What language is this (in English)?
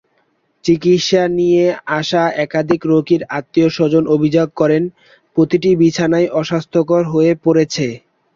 Bangla